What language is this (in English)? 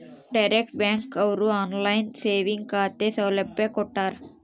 Kannada